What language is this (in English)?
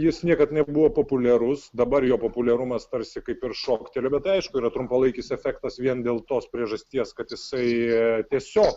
Lithuanian